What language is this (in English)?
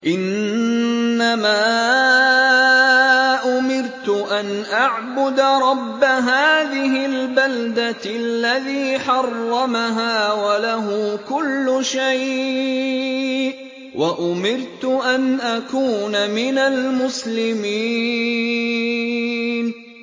Arabic